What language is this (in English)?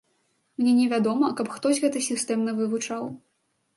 Belarusian